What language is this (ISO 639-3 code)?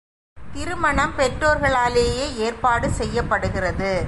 tam